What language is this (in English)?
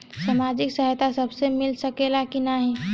Bhojpuri